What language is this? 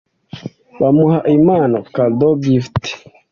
Kinyarwanda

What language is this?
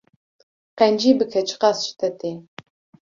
Kurdish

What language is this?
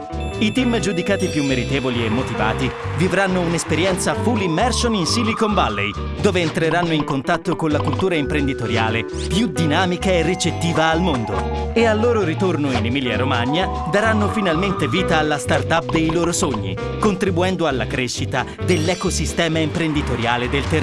Italian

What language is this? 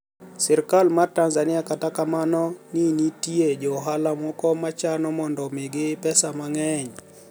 Luo (Kenya and Tanzania)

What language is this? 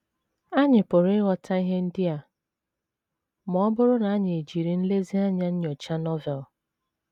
Igbo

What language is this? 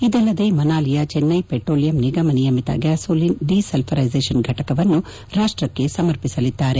Kannada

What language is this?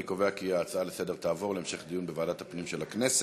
Hebrew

